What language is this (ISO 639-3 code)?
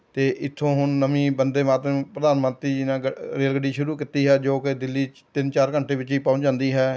pan